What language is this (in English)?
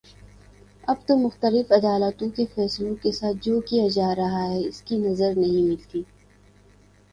Urdu